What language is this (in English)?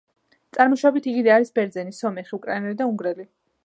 Georgian